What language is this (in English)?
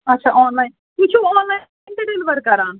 Kashmiri